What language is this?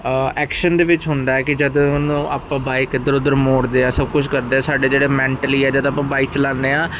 Punjabi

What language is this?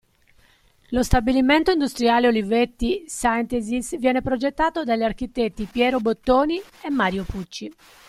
Italian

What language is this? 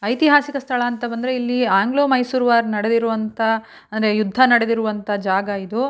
Kannada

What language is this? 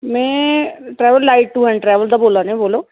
Dogri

